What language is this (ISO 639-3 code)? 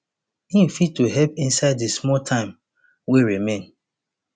pcm